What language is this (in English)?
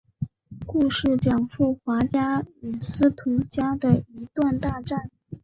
Chinese